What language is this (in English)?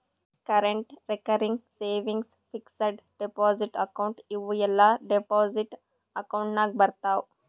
Kannada